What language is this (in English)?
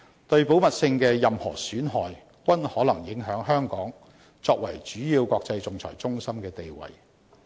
Cantonese